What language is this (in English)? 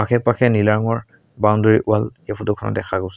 Assamese